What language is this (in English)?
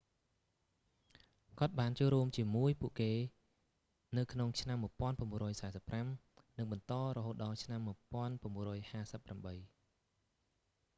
Khmer